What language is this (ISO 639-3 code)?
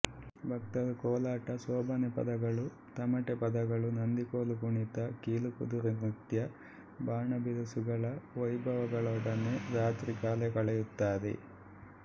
kan